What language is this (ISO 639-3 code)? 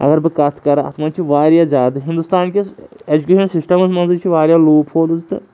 kas